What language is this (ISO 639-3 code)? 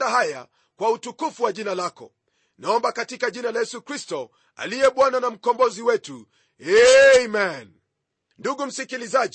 swa